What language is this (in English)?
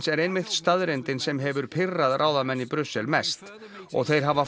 Icelandic